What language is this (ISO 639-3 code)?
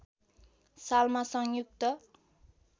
nep